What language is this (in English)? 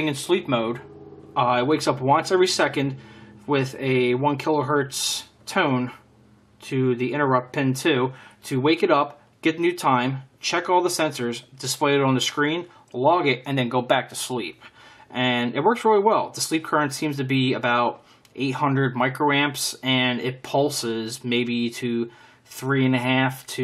English